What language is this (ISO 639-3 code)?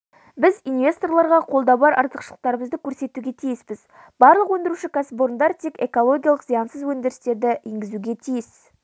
kaz